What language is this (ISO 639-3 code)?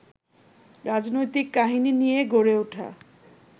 ben